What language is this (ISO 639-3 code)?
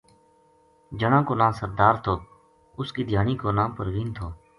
gju